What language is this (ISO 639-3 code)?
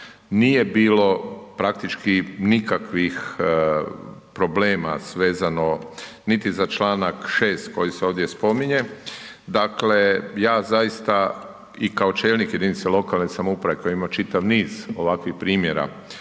hrv